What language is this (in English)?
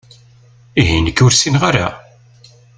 Kabyle